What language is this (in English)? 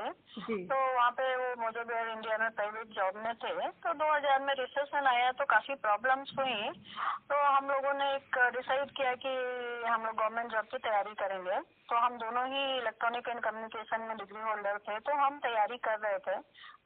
Hindi